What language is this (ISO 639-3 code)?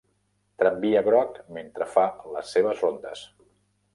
cat